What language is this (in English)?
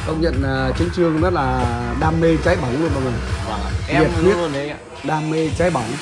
Vietnamese